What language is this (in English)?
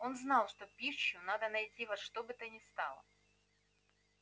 Russian